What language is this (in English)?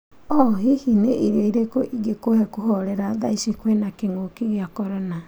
Kikuyu